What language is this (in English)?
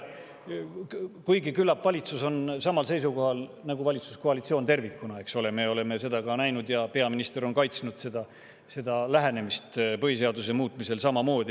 Estonian